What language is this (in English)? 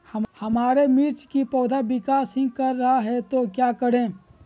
Magahi